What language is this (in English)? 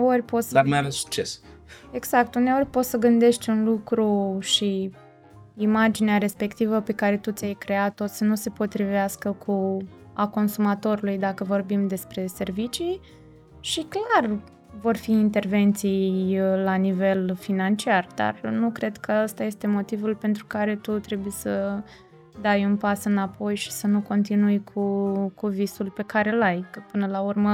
Romanian